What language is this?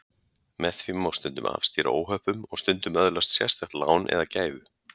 Icelandic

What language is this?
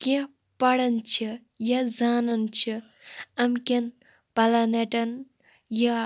Kashmiri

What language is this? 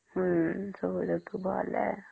Odia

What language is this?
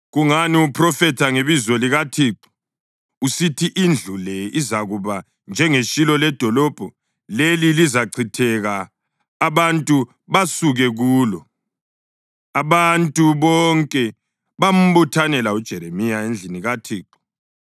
North Ndebele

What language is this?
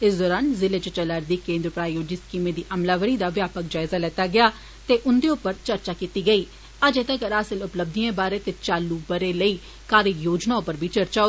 Dogri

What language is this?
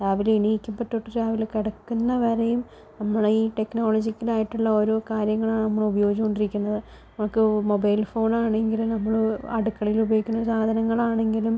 Malayalam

